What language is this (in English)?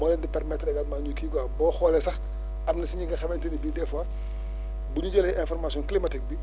Wolof